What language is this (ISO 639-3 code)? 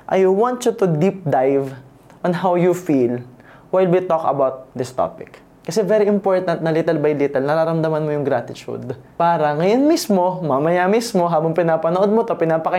fil